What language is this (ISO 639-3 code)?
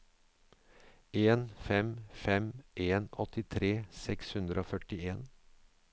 nor